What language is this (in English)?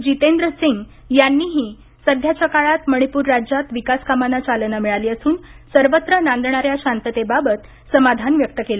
Marathi